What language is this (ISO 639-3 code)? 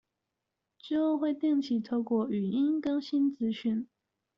zho